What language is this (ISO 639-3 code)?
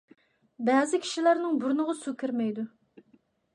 uig